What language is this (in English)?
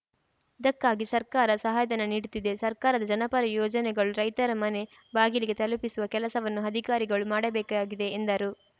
Kannada